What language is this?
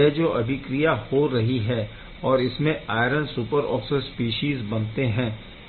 Hindi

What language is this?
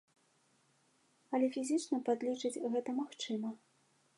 Belarusian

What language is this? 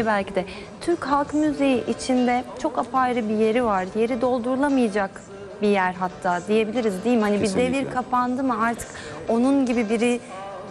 Turkish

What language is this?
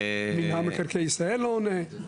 Hebrew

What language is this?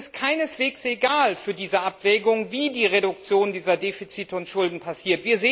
German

